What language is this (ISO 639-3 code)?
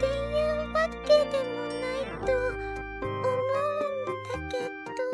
jpn